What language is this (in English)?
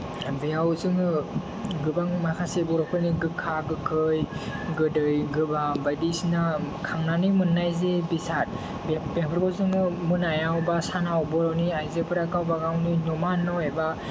Bodo